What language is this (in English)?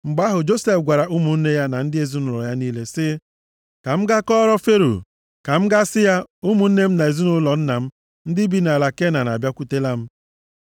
Igbo